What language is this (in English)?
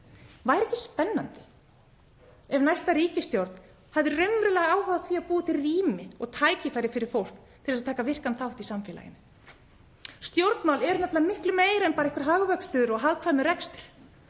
Icelandic